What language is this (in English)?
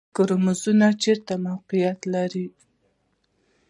Pashto